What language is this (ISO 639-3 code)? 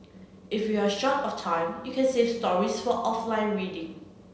eng